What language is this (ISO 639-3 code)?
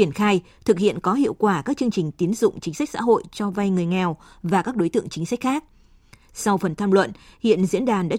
vie